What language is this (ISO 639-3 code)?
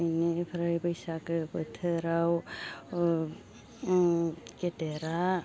brx